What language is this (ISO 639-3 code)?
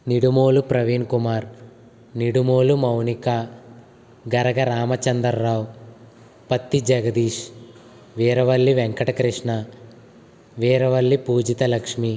tel